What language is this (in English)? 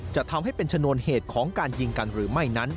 Thai